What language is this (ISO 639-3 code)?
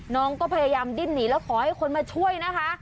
tha